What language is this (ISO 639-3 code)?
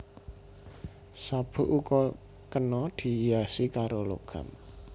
jav